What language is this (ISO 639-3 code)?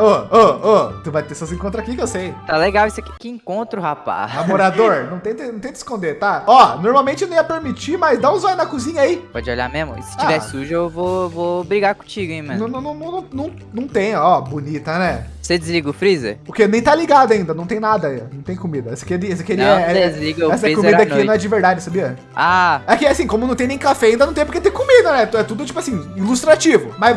por